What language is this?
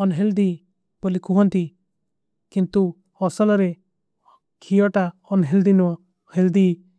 Kui (India)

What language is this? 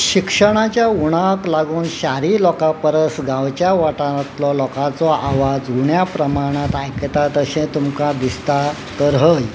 Konkani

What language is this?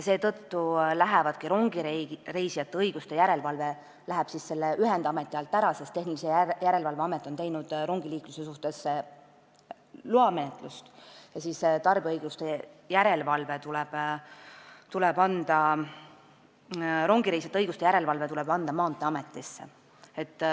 Estonian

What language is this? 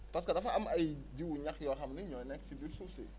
Wolof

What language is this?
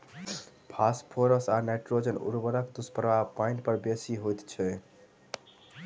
Maithili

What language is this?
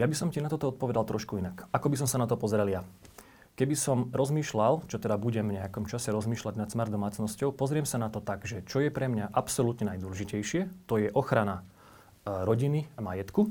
Slovak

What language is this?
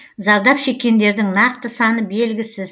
Kazakh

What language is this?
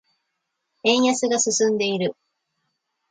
Japanese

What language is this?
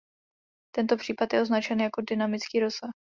Czech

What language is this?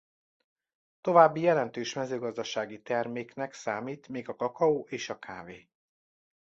Hungarian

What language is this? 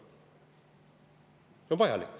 Estonian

